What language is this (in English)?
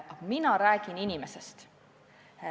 Estonian